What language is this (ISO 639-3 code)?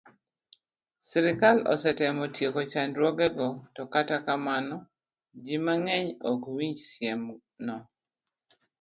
luo